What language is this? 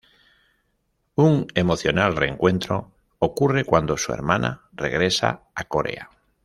Spanish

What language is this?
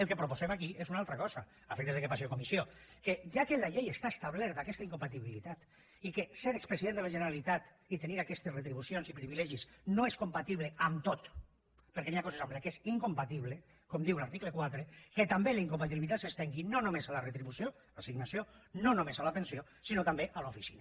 Catalan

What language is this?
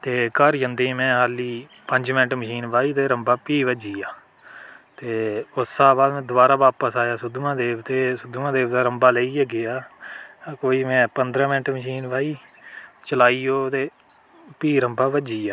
Dogri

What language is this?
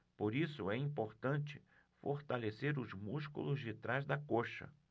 Portuguese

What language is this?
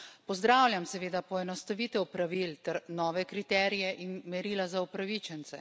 Slovenian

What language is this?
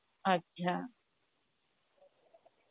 Bangla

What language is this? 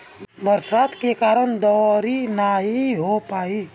Bhojpuri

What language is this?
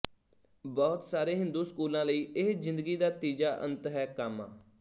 Punjabi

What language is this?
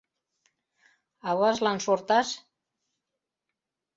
Mari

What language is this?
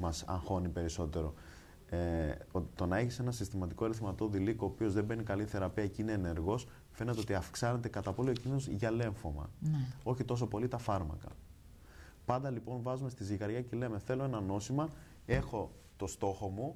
Greek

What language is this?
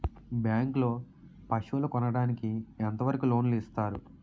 Telugu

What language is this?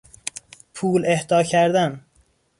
Persian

